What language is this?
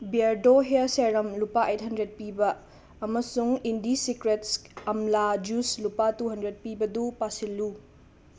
Manipuri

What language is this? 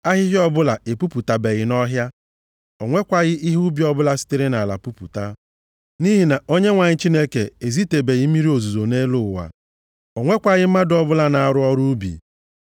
Igbo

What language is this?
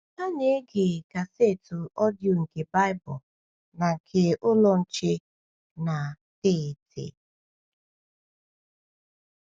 Igbo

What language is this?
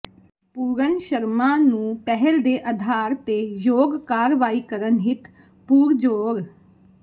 Punjabi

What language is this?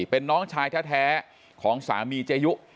Thai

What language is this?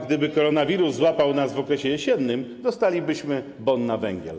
Polish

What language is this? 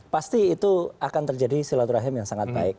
Indonesian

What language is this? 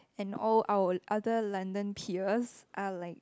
English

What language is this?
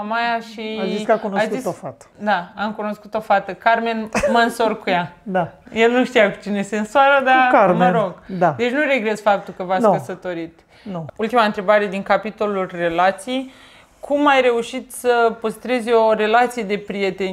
Romanian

